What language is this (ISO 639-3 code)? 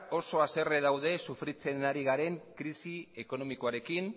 eus